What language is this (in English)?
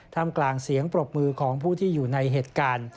Thai